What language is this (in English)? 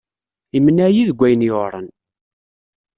Kabyle